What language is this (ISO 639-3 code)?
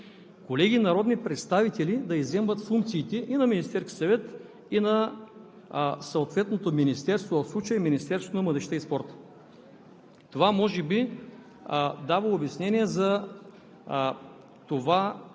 bul